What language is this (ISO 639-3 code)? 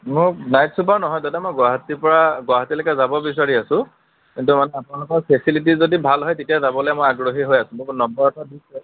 asm